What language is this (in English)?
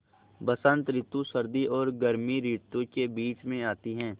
Hindi